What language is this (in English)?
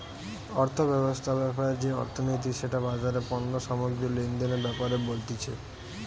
Bangla